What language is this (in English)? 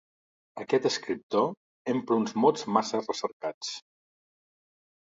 Catalan